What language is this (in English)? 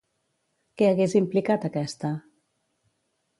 Catalan